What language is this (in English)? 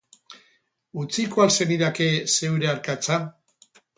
Basque